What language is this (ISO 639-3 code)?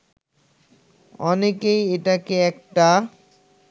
ben